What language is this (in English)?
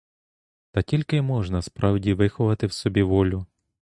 Ukrainian